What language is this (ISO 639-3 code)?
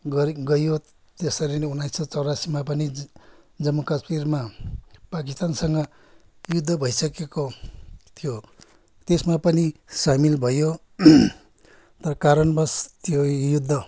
nep